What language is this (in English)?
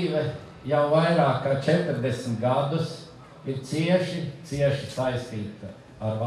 Latvian